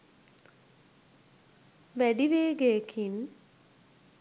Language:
Sinhala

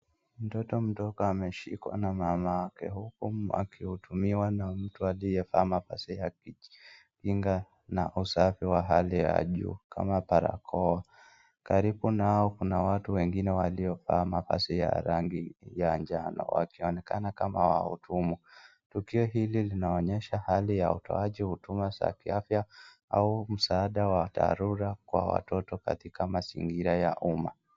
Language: Swahili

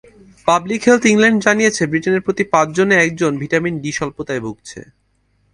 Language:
Bangla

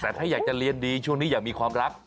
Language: Thai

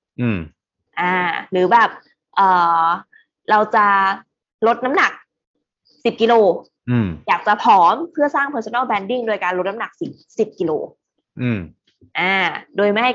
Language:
Thai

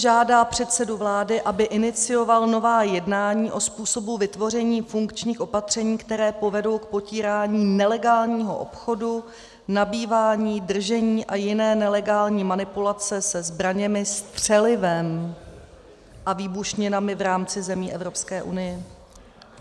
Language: Czech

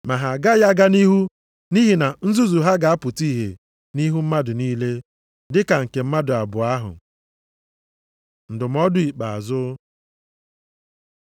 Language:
Igbo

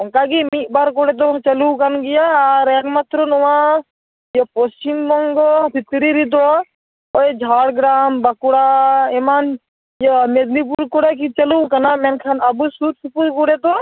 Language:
Santali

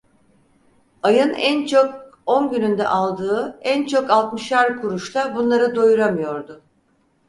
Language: Turkish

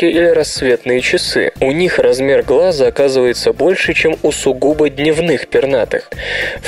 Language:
Russian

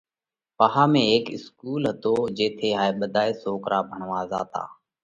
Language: Parkari Koli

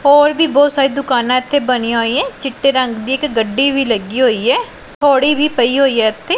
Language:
Punjabi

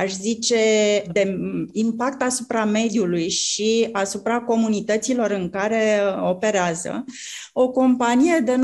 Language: Romanian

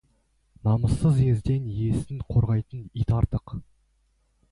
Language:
Kazakh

